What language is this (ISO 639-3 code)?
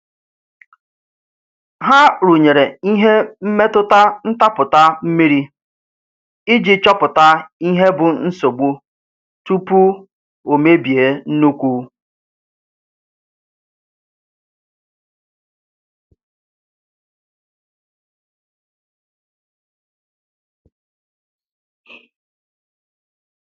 ibo